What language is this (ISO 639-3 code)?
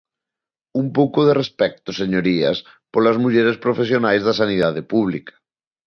glg